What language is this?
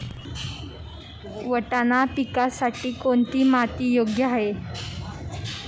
Marathi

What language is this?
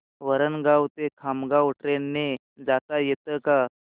Marathi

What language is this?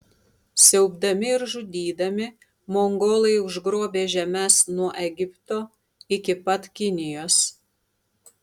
Lithuanian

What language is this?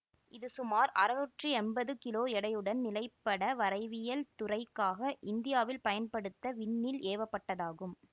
Tamil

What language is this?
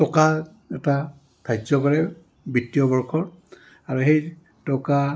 Assamese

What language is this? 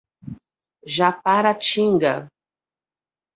Portuguese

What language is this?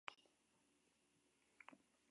Spanish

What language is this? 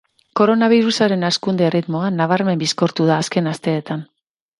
Basque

